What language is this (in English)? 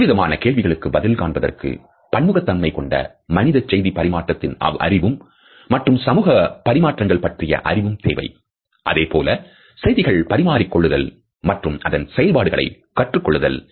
Tamil